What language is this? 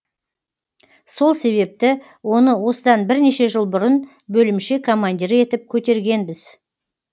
Kazakh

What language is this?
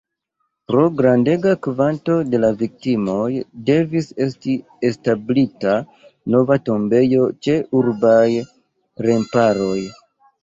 Esperanto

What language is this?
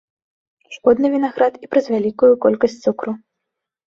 Belarusian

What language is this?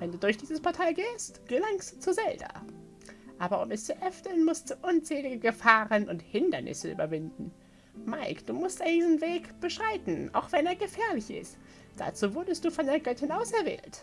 German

